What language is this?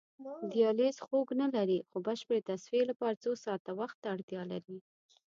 Pashto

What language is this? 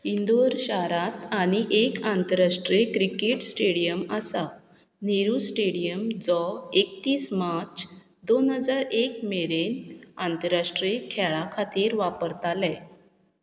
Konkani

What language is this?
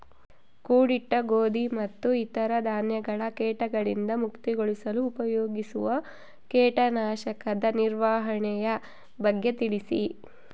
Kannada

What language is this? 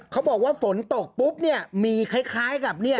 Thai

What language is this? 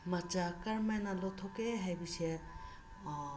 Manipuri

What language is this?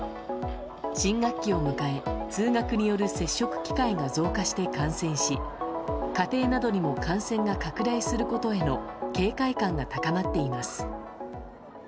Japanese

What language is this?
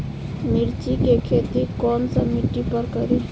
Bhojpuri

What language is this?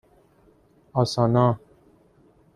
Persian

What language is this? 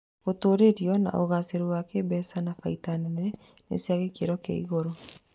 Kikuyu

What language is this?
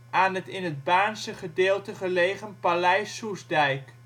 Dutch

